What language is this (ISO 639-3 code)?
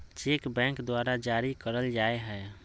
mag